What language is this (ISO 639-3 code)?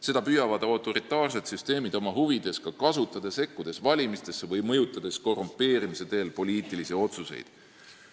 est